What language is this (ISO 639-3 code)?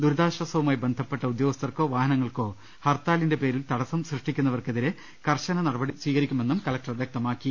mal